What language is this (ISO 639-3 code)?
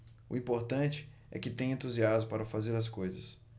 por